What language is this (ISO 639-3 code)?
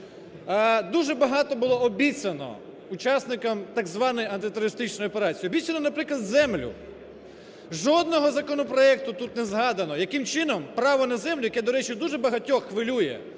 ukr